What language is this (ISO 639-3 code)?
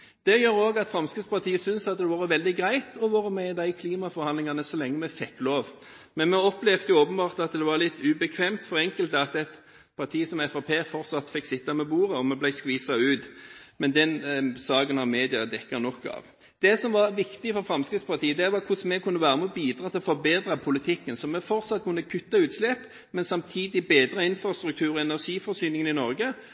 nob